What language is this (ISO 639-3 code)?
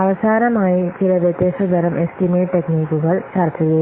mal